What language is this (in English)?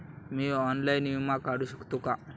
Marathi